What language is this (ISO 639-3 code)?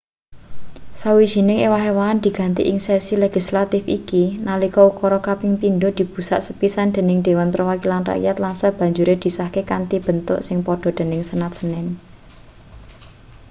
jav